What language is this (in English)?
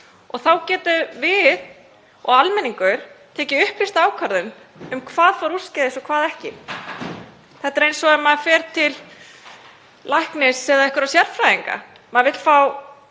Icelandic